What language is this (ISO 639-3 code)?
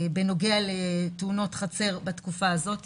heb